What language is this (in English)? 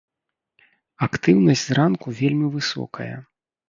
Belarusian